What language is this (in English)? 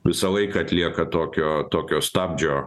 Lithuanian